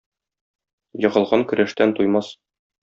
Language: Tatar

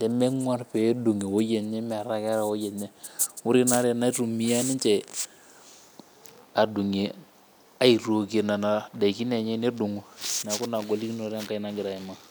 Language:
Masai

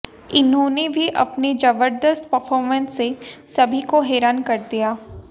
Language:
Hindi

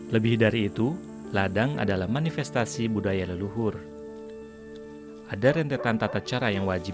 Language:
Indonesian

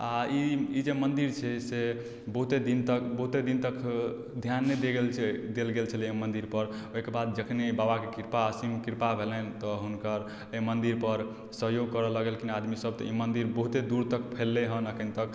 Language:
Maithili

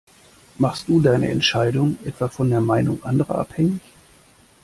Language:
German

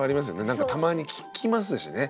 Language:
Japanese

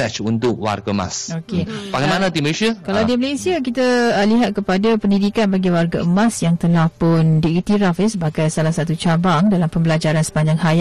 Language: Malay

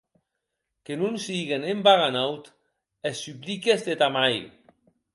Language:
Occitan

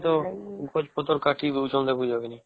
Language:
Odia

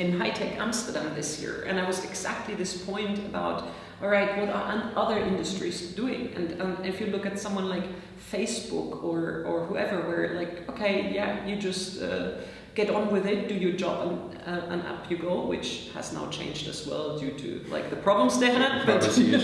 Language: English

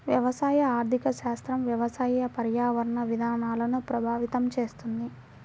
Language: Telugu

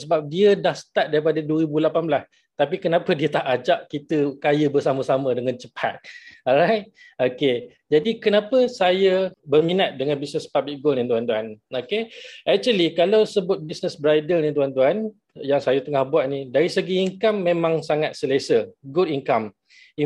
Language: Malay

